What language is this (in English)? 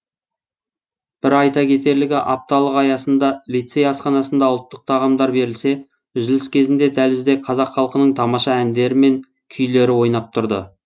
Kazakh